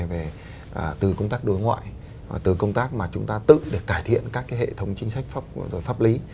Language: Vietnamese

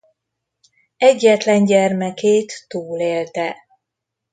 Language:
Hungarian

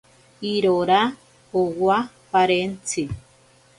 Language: Ashéninka Perené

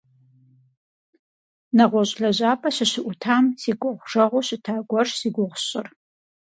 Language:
Kabardian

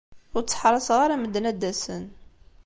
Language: Kabyle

